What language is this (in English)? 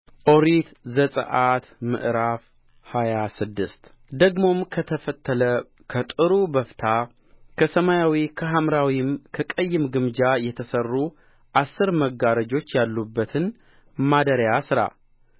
Amharic